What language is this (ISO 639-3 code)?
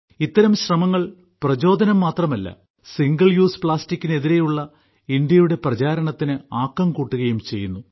mal